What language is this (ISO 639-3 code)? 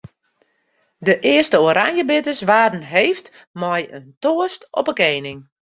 fry